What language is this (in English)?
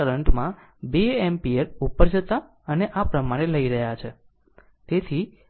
Gujarati